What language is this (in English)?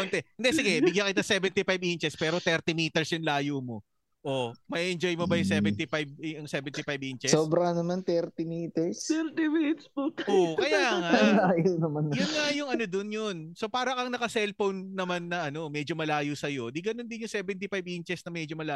Filipino